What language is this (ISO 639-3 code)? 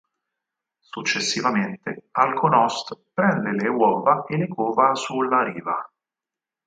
ita